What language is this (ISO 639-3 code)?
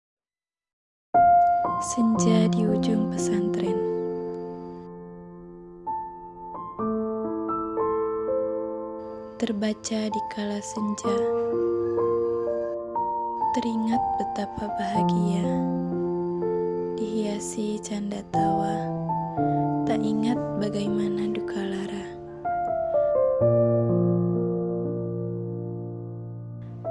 ind